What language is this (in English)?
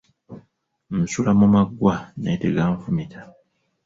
Ganda